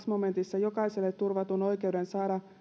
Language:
Finnish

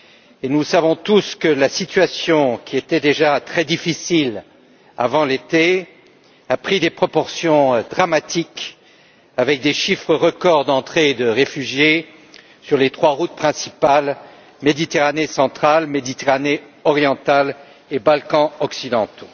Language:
French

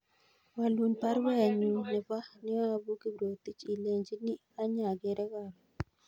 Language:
Kalenjin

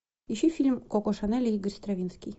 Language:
Russian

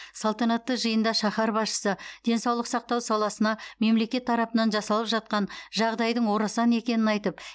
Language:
Kazakh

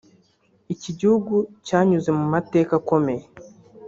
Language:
Kinyarwanda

